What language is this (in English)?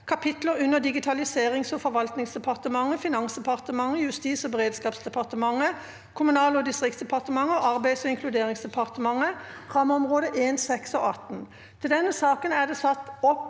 Norwegian